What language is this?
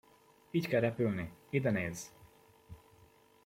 Hungarian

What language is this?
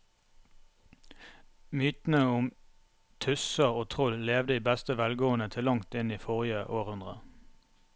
Norwegian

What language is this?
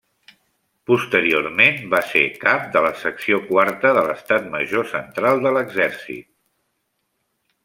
Catalan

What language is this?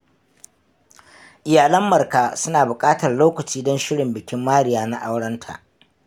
Hausa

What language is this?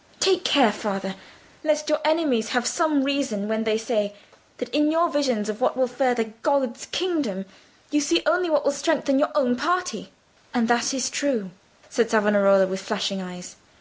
English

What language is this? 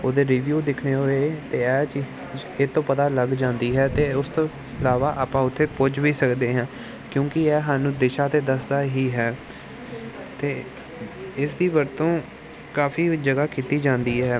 Punjabi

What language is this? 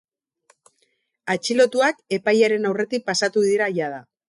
Basque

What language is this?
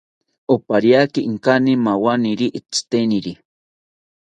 South Ucayali Ashéninka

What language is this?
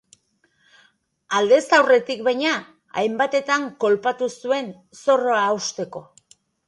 Basque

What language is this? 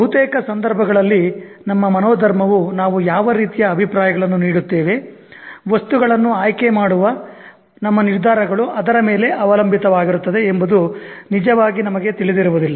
Kannada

